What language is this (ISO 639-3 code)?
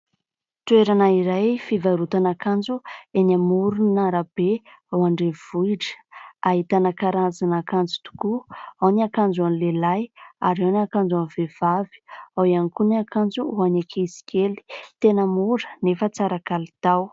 mlg